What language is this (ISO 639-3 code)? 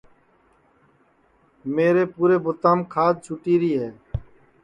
ssi